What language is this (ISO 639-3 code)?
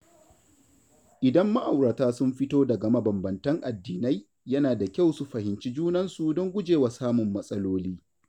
hau